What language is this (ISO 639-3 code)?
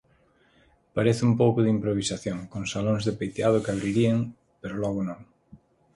glg